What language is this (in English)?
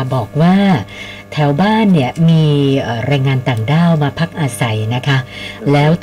Thai